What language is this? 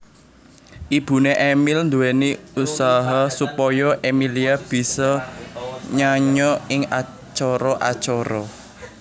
Javanese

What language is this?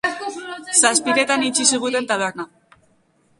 Basque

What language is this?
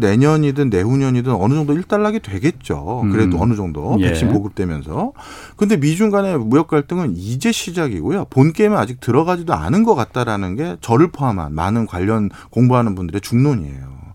Korean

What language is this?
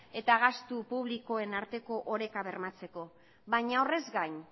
Basque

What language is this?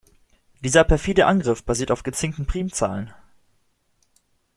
German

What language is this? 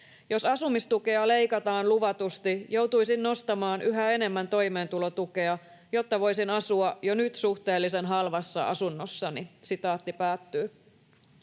Finnish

